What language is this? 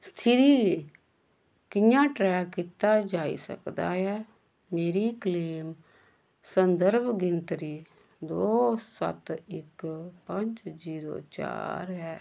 Dogri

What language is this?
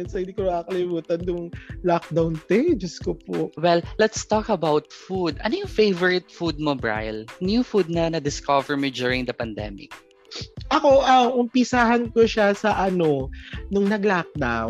Filipino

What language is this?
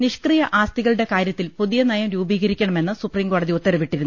Malayalam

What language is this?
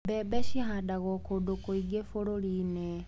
Kikuyu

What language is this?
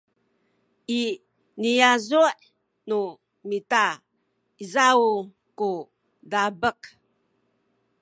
Sakizaya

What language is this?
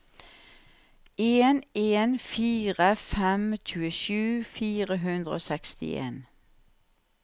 Norwegian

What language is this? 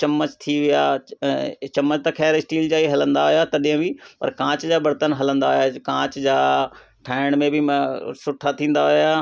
Sindhi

